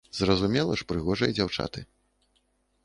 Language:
Belarusian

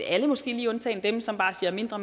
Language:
Danish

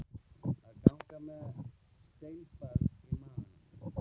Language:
Icelandic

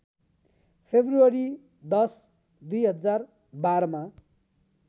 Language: Nepali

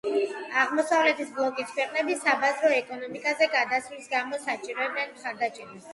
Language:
Georgian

